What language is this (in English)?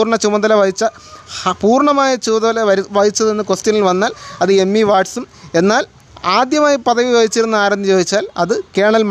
Malayalam